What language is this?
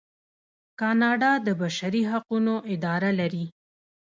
Pashto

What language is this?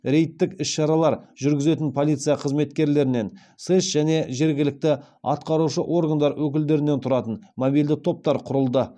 Kazakh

